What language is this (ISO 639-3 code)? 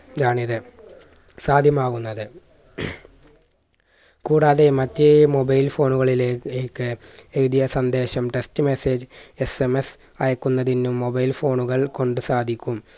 mal